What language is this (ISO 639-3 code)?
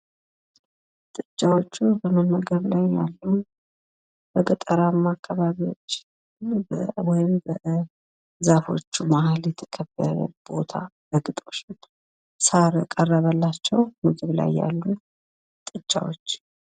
amh